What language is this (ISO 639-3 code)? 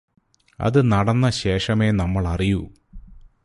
mal